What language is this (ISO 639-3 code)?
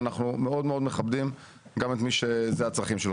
heb